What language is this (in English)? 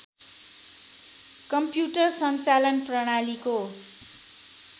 Nepali